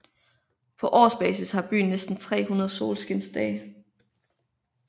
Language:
Danish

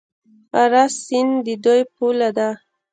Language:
Pashto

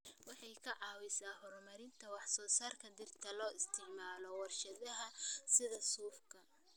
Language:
Somali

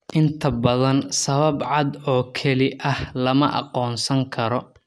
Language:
Somali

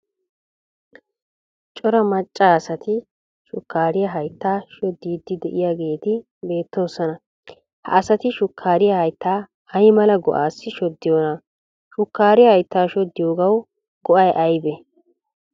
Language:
Wolaytta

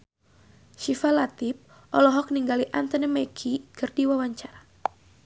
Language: Sundanese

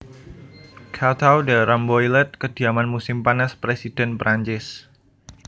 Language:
Javanese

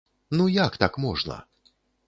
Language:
Belarusian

